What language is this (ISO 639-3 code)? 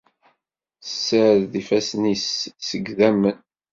kab